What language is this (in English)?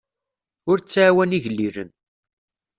Kabyle